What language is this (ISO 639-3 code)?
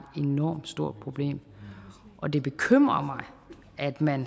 dan